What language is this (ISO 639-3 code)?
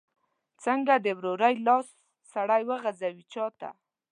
pus